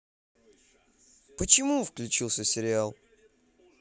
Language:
Russian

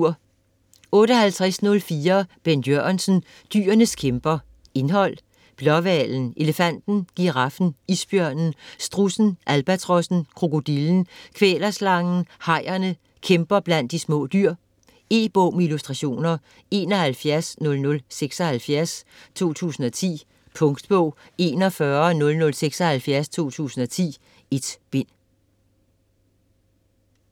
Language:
Danish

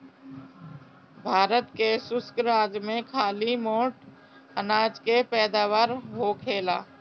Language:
Bhojpuri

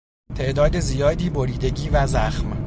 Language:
Persian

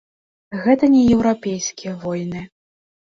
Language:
Belarusian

